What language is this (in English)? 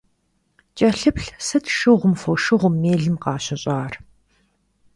Kabardian